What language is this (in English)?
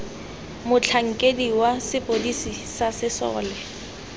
Tswana